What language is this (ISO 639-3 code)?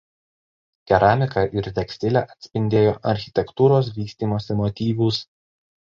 lit